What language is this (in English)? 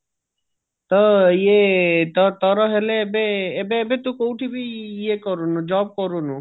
Odia